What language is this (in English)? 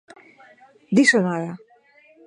Galician